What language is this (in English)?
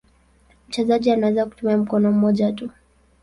Swahili